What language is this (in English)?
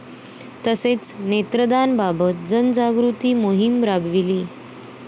Marathi